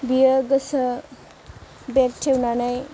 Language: Bodo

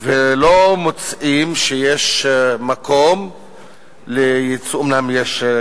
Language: Hebrew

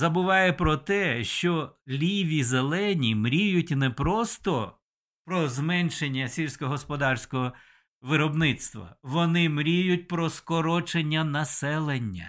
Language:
Ukrainian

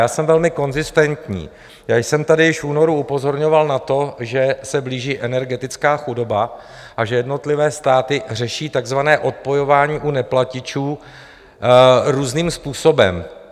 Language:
Czech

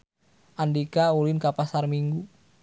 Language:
Sundanese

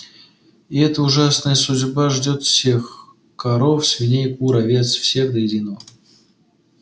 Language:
Russian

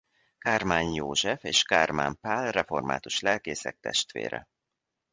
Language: Hungarian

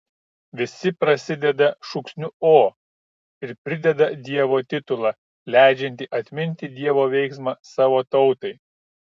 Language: Lithuanian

